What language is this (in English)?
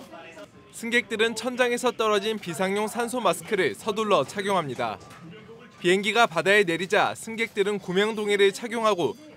Korean